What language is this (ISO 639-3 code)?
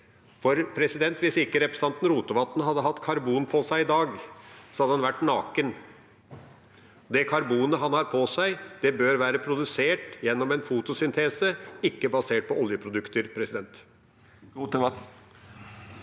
nor